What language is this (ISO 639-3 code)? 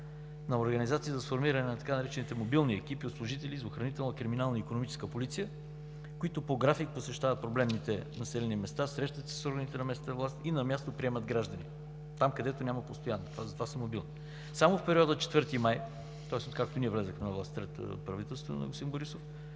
bul